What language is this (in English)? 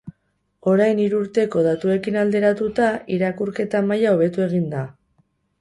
Basque